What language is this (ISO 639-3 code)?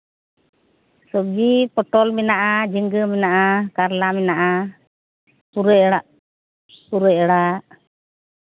sat